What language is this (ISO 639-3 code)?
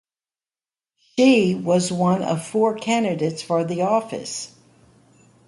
eng